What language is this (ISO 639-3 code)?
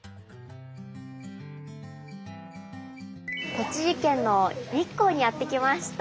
jpn